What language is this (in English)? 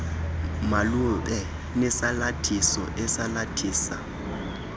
Xhosa